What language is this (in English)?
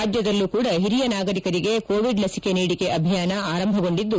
Kannada